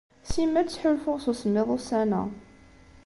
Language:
Kabyle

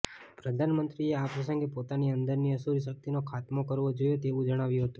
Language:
Gujarati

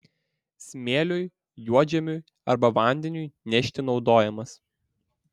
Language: Lithuanian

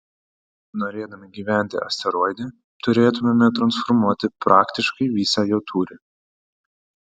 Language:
Lithuanian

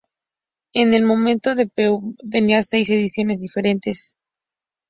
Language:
Spanish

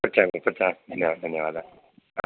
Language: Sanskrit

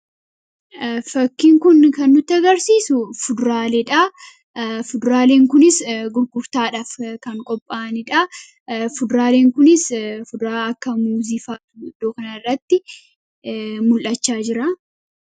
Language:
Oromo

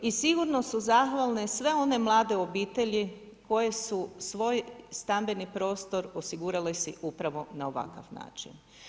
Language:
Croatian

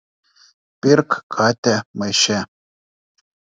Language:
Lithuanian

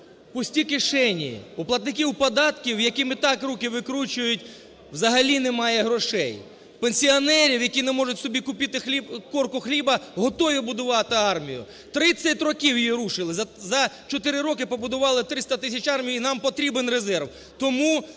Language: Ukrainian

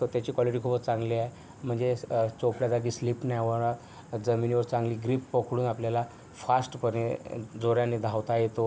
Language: Marathi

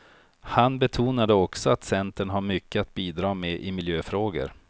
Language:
Swedish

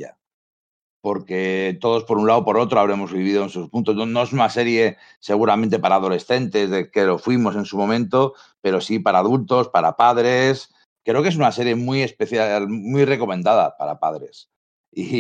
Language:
Spanish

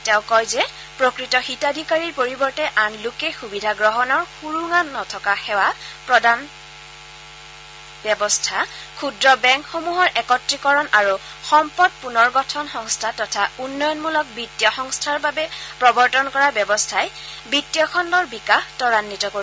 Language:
Assamese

